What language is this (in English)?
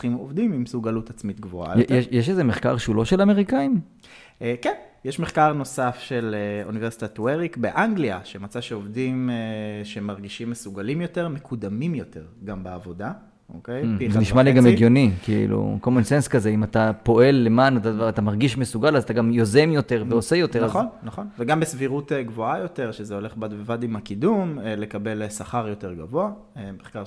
Hebrew